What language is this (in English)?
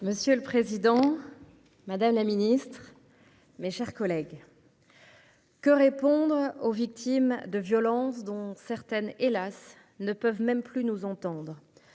French